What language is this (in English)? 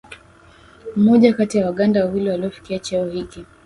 Swahili